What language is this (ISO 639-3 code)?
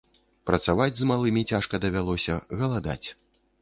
bel